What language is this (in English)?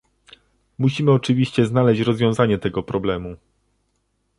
Polish